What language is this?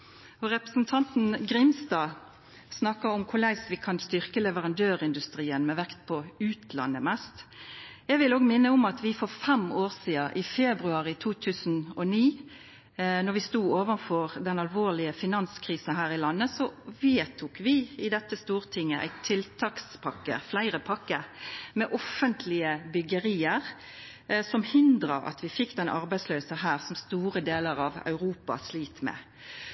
Norwegian Nynorsk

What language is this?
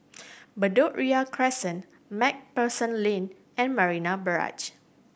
English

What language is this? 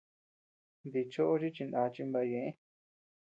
Tepeuxila Cuicatec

